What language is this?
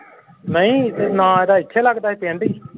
Punjabi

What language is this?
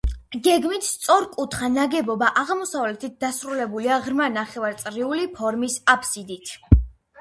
Georgian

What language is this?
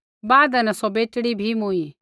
Kullu Pahari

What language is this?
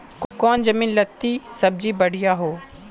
Magahi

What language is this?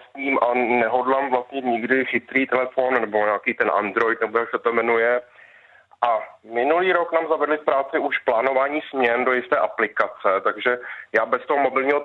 Czech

